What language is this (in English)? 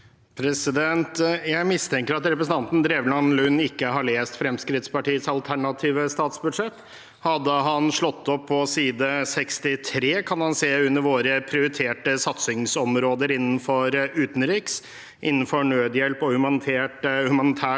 Norwegian